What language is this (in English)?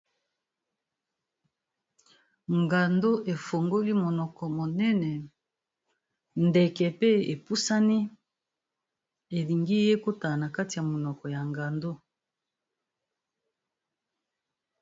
Lingala